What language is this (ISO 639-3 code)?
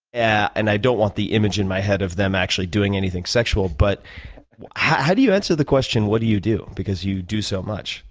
eng